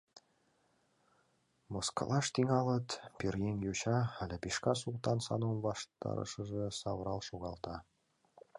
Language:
Mari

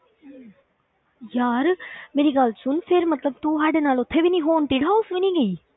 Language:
Punjabi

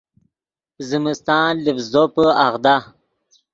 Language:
Yidgha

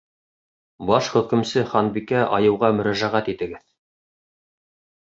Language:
Bashkir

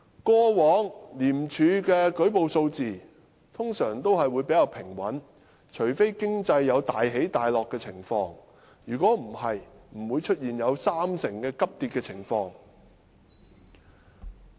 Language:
Cantonese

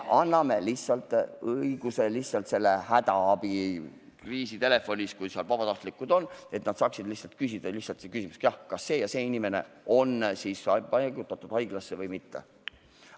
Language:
Estonian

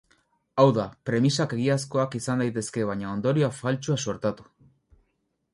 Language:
Basque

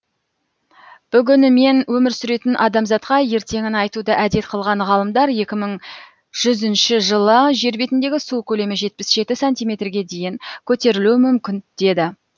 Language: Kazakh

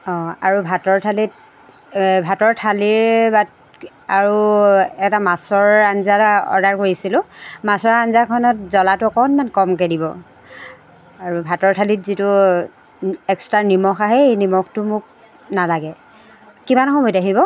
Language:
Assamese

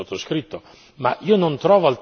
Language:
Italian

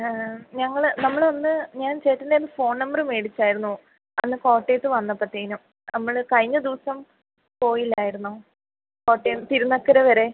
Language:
Malayalam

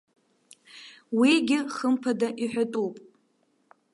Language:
Abkhazian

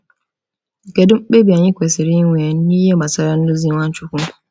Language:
Igbo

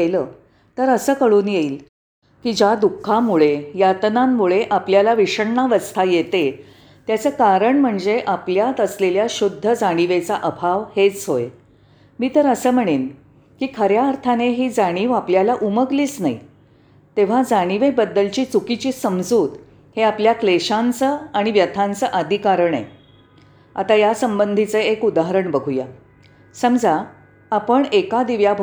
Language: Marathi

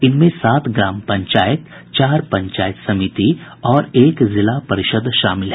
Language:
Hindi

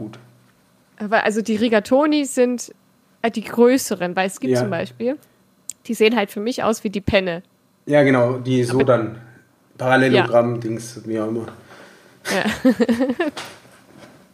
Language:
German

